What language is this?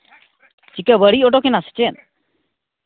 Santali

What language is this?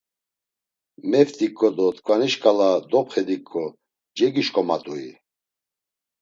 Laz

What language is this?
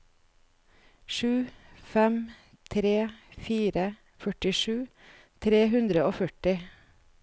Norwegian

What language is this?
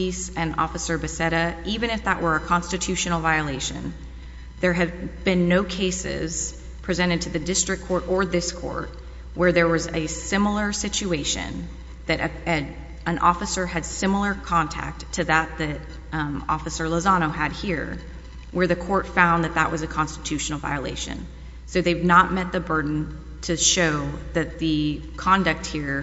English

